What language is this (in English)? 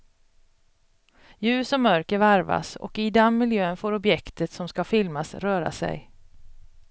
Swedish